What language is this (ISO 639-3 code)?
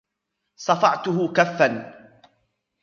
ara